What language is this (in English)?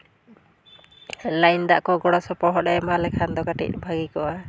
Santali